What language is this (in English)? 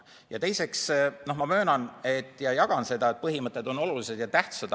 Estonian